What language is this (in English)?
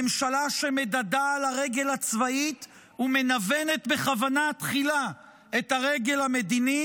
Hebrew